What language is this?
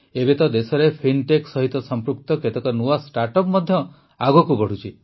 Odia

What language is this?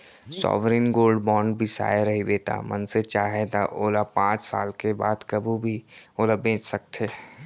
Chhattisgarhi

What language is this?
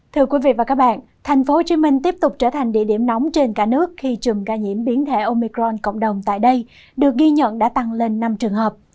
Vietnamese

